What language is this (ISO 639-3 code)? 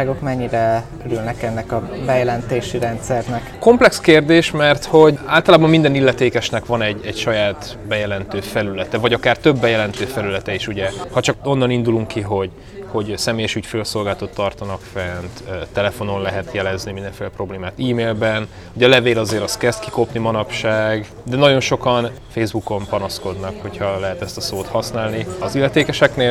hun